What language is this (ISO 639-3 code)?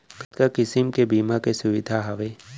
hne